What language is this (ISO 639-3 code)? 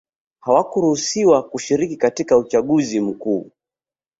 swa